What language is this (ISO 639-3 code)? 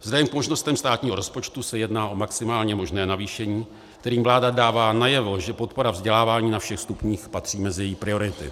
ces